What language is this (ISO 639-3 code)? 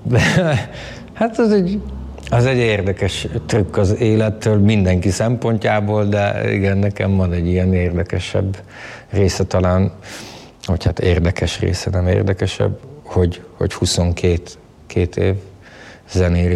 hun